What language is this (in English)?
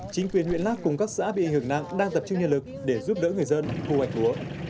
Vietnamese